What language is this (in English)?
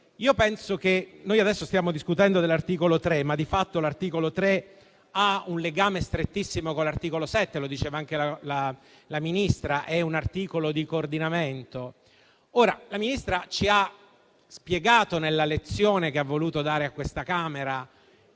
Italian